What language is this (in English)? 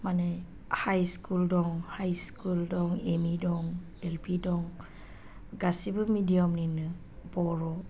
Bodo